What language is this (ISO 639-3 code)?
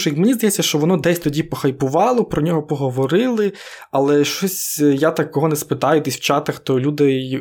ukr